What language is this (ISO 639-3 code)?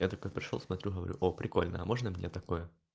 rus